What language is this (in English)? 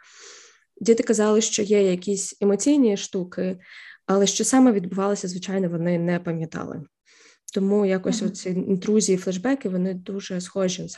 Ukrainian